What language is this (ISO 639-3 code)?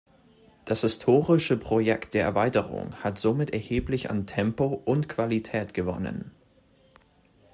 deu